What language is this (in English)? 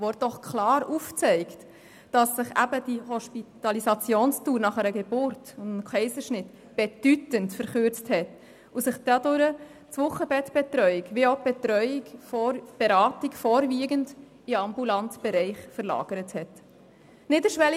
Swiss German